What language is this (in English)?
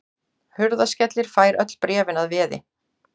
Icelandic